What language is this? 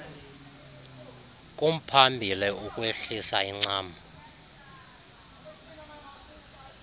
Xhosa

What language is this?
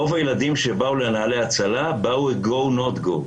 Hebrew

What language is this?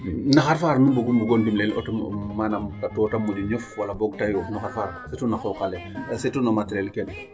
Serer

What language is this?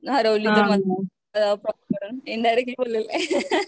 Marathi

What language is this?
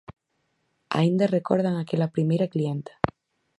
Galician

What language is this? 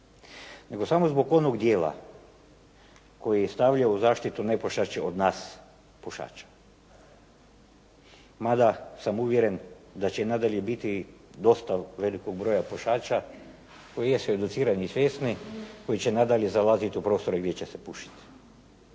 Croatian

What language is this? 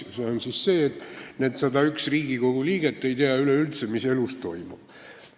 Estonian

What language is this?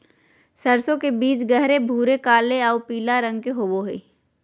Magahi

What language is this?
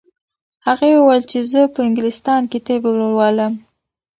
Pashto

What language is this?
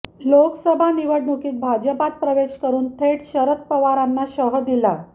Marathi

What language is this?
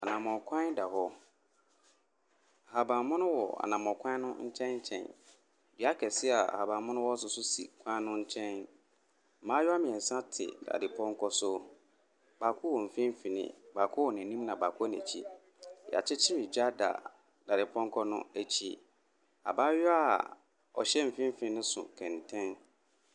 Akan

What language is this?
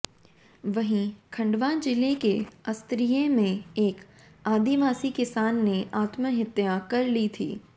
Hindi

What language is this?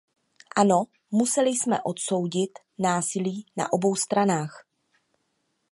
Czech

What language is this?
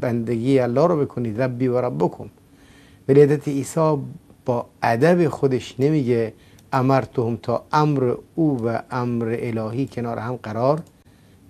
Persian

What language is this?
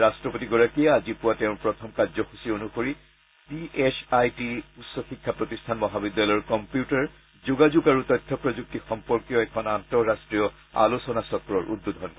Assamese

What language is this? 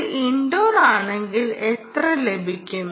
Malayalam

